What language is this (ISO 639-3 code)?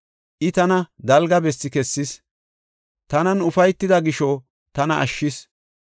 gof